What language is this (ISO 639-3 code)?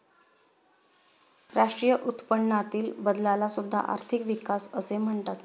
mar